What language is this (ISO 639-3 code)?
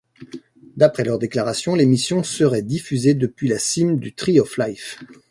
fra